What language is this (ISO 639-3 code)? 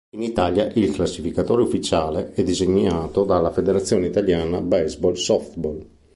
ita